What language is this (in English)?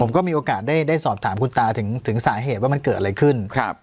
Thai